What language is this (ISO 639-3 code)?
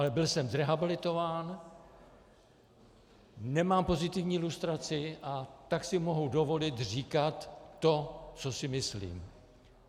ces